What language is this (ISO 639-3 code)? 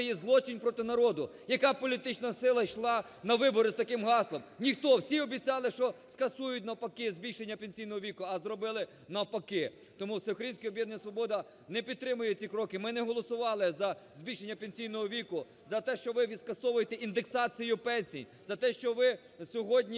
ukr